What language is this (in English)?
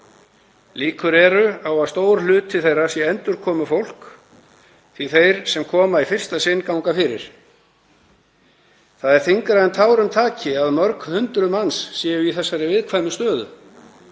Icelandic